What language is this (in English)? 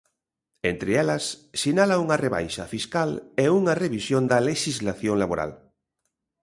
Galician